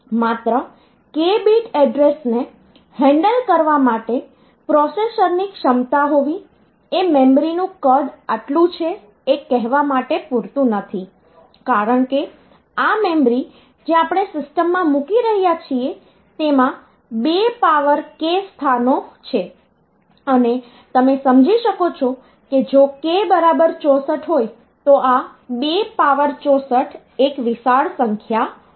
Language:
Gujarati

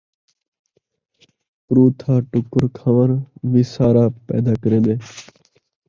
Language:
Saraiki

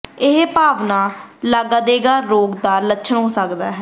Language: Punjabi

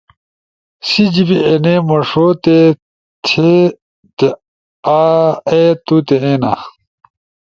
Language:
Ushojo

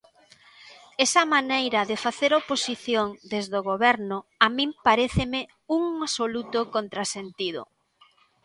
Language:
Galician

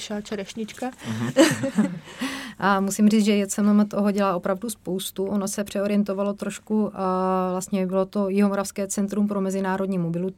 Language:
Czech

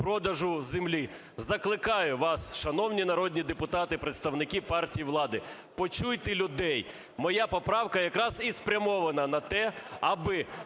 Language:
Ukrainian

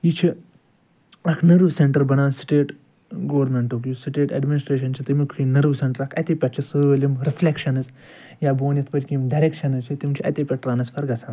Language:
Kashmiri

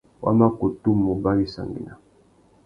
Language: Tuki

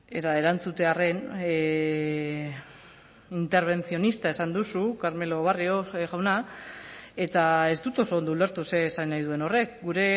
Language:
Basque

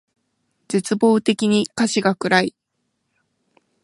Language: Japanese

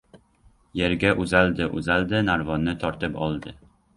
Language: Uzbek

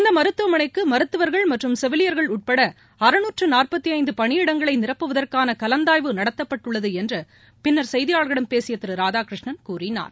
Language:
Tamil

